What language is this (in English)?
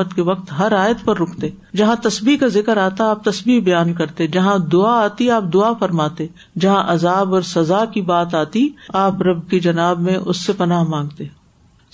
Urdu